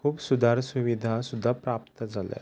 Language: Konkani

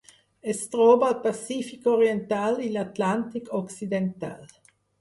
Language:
Catalan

